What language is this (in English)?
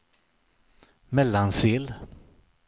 Swedish